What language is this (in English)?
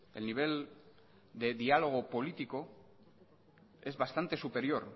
Spanish